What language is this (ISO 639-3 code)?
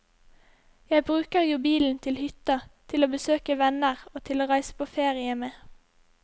nor